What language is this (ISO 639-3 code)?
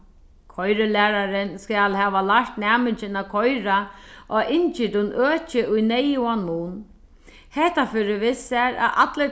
fao